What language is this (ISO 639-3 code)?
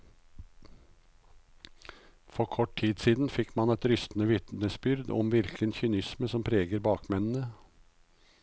nor